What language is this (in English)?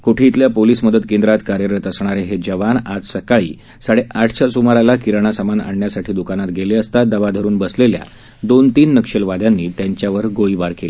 Marathi